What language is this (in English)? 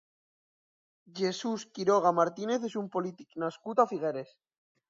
Catalan